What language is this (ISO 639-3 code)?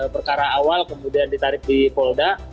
ind